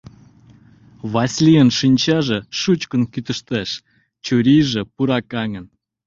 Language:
Mari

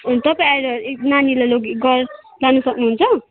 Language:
Nepali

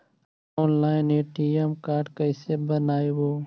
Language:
Magahi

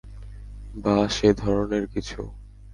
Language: Bangla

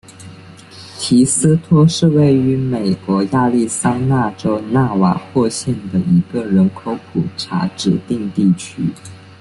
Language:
Chinese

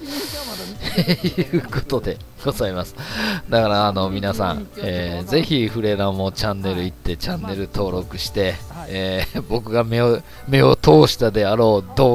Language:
Japanese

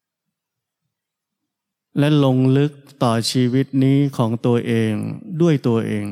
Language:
Thai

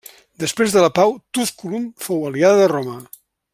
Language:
Catalan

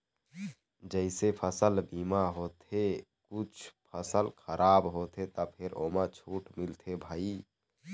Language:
Chhattisgarhi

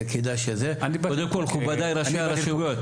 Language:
Hebrew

